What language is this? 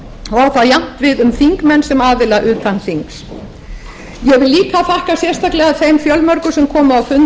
Icelandic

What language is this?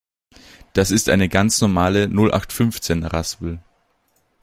German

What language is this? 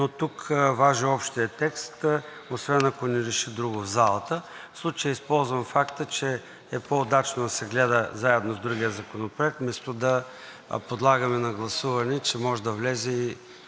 Bulgarian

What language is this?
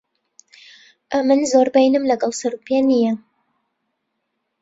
Central Kurdish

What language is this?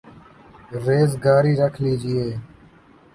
Urdu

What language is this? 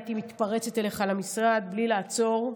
Hebrew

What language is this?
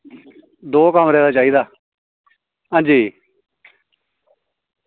Dogri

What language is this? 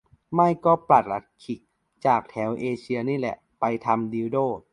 Thai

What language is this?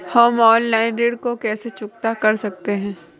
Hindi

